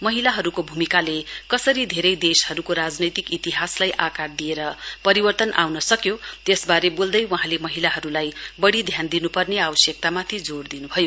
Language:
Nepali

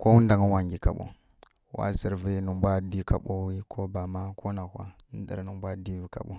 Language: Kirya-Konzəl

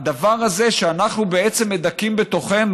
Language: Hebrew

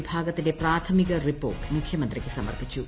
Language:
Malayalam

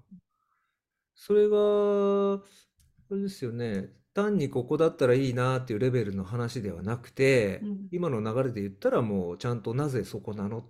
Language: Japanese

